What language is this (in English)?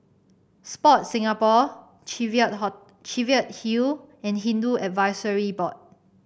English